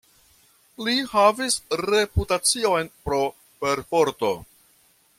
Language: Esperanto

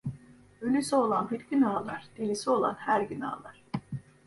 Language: Turkish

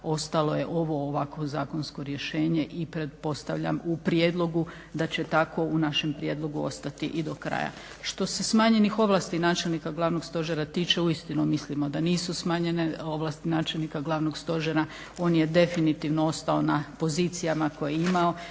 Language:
Croatian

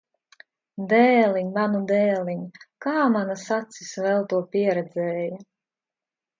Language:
Latvian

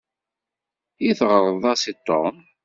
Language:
Kabyle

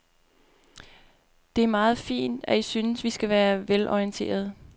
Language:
Danish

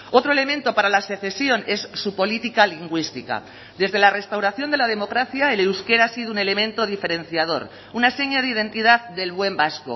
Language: Spanish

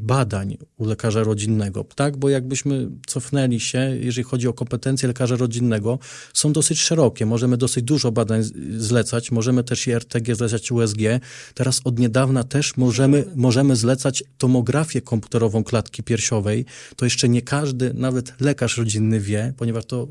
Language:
Polish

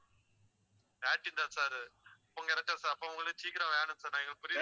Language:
Tamil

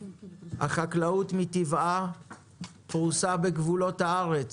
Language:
Hebrew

